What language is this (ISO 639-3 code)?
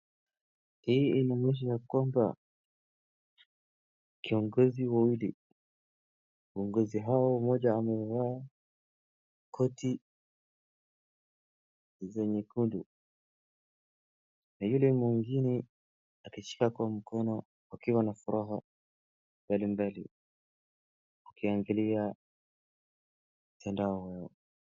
swa